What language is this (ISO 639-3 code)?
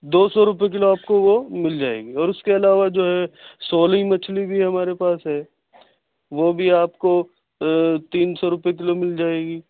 urd